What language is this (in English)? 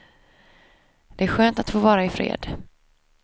Swedish